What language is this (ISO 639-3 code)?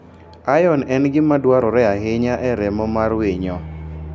luo